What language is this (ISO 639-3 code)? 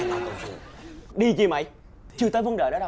vie